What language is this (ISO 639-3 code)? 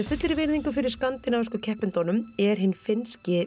isl